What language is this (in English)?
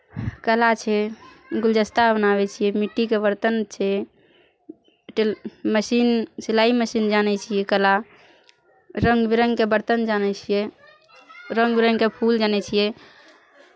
Maithili